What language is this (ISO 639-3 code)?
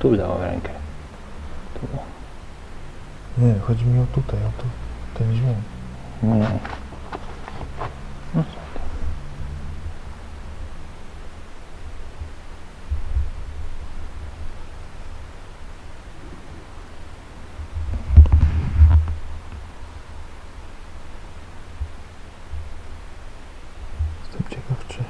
pol